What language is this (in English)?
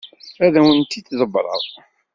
Kabyle